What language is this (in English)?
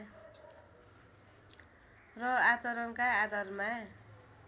Nepali